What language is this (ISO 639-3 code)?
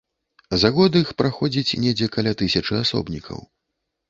bel